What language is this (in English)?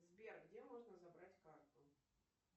Russian